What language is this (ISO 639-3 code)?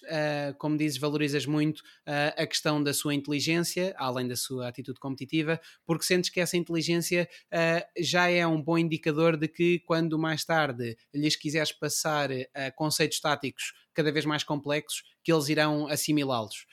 por